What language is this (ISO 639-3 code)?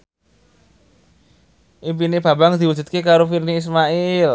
jav